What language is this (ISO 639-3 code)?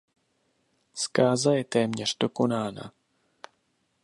ces